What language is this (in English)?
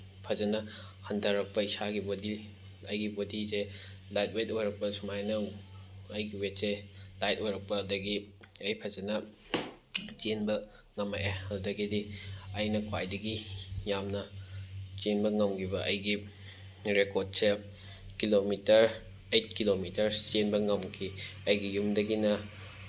Manipuri